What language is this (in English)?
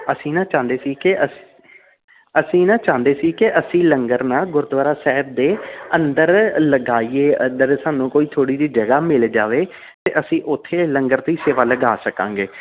Punjabi